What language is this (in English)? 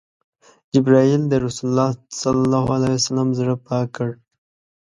Pashto